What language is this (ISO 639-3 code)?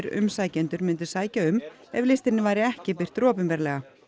isl